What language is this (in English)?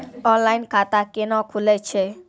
Maithili